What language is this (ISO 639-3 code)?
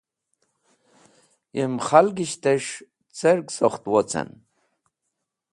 wbl